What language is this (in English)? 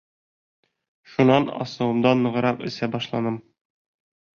Bashkir